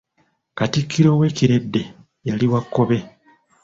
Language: Ganda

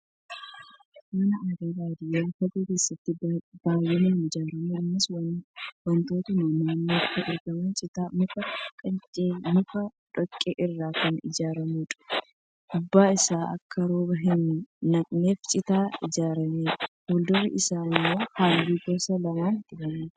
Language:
Oromo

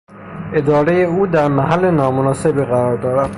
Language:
Persian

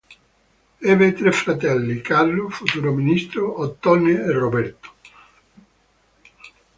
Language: Italian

